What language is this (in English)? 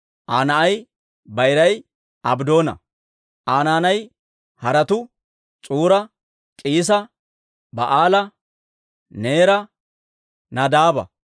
Dawro